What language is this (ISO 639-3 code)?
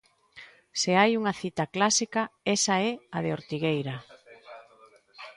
glg